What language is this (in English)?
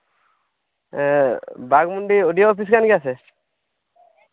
Santali